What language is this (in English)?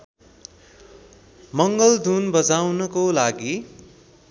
Nepali